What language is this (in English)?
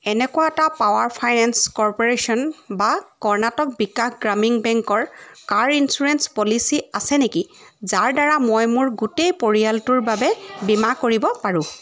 Assamese